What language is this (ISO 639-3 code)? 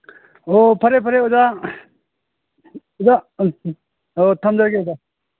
mni